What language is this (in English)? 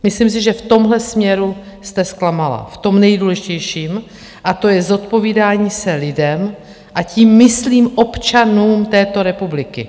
Czech